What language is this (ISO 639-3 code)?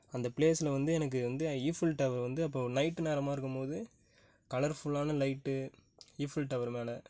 tam